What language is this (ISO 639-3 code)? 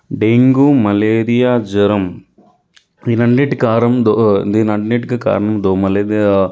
tel